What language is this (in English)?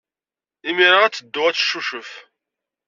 Kabyle